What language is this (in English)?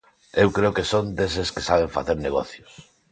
Galician